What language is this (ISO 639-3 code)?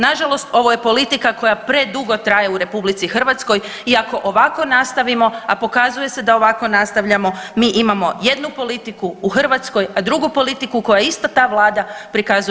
hrv